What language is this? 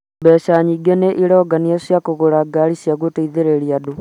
Kikuyu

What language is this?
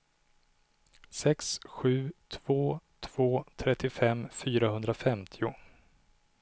Swedish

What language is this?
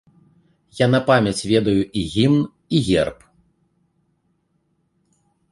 Belarusian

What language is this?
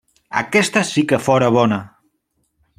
Catalan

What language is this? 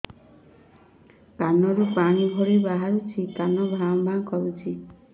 Odia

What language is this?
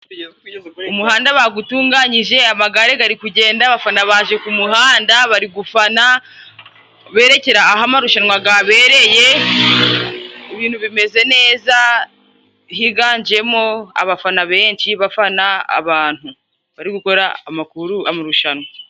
Kinyarwanda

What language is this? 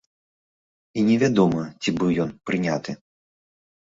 Belarusian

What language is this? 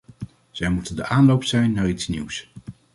Dutch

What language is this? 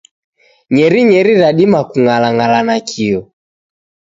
Taita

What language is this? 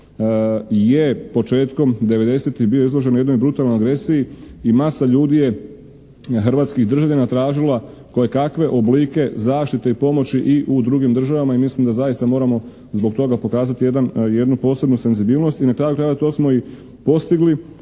Croatian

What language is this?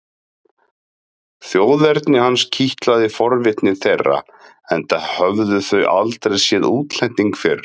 Icelandic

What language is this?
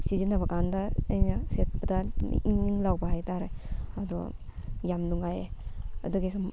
Manipuri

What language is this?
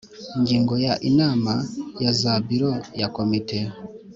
Kinyarwanda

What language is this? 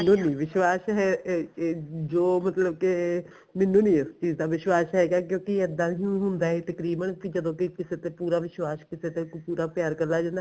Punjabi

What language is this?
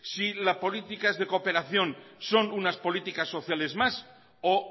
Spanish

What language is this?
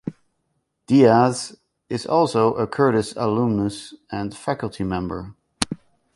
English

